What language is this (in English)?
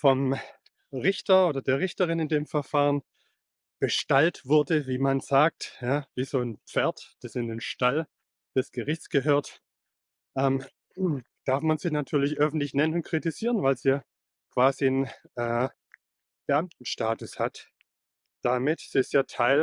German